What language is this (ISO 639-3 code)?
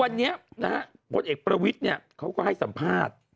tha